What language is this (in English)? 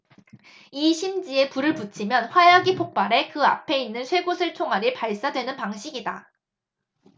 Korean